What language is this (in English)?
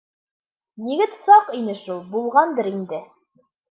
Bashkir